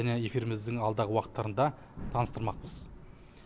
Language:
Kazakh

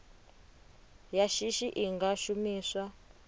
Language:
Venda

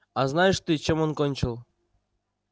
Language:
Russian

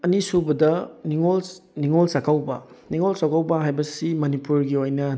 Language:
Manipuri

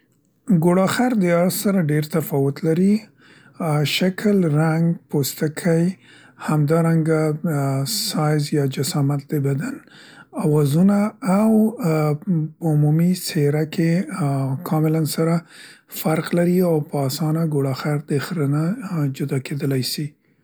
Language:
Central Pashto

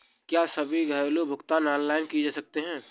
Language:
Hindi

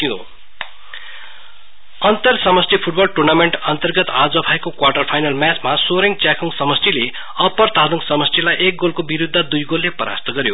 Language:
Nepali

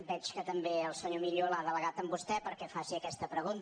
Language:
Catalan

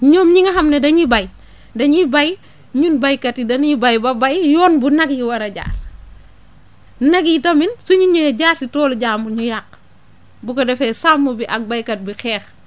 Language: Wolof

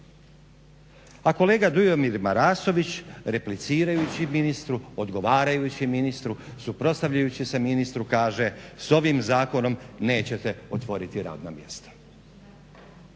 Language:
Croatian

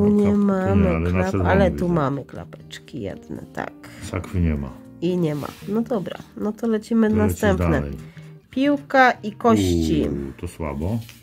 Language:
Polish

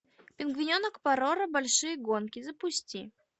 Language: Russian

